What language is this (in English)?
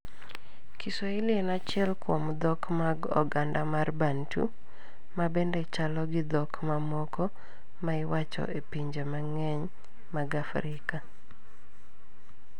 Luo (Kenya and Tanzania)